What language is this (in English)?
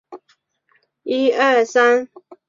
Chinese